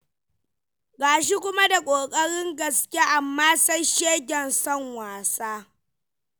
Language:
Hausa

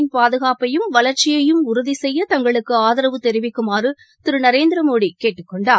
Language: Tamil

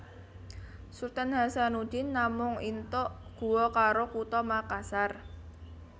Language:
Javanese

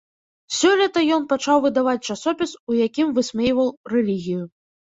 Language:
Belarusian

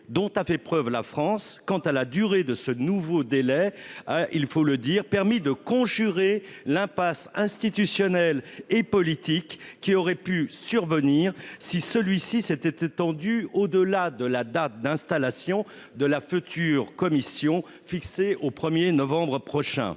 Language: French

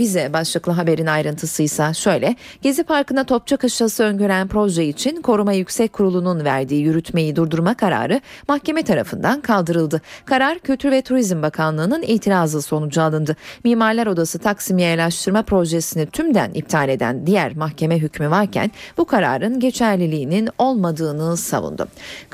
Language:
Turkish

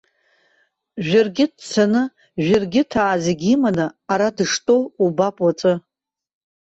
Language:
Abkhazian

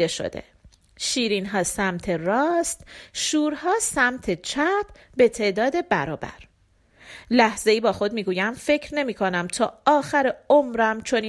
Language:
Persian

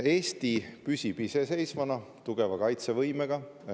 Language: Estonian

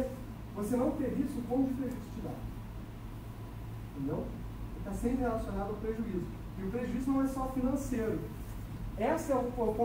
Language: Portuguese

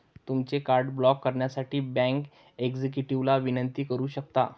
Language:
Marathi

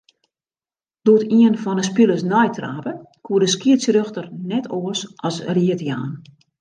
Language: Western Frisian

